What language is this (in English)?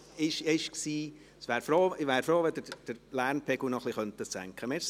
Swiss German